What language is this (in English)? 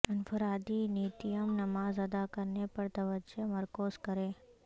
Urdu